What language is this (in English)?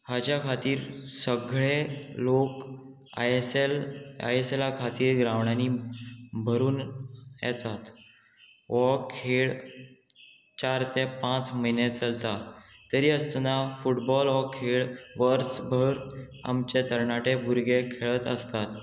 Konkani